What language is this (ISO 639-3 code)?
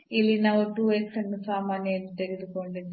kan